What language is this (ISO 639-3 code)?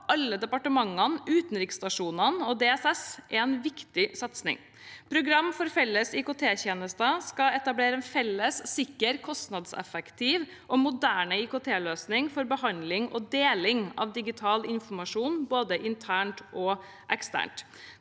nor